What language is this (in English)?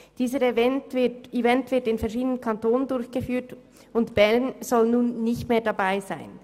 Swiss German